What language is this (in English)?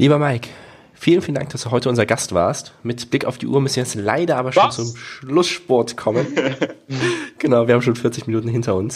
German